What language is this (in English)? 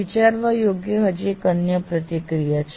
Gujarati